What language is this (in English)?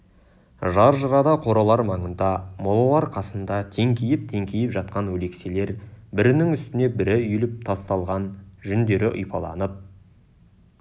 Kazakh